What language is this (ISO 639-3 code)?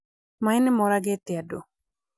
kik